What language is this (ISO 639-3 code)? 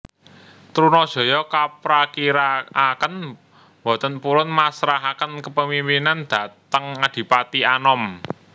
jav